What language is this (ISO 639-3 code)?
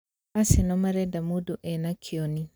kik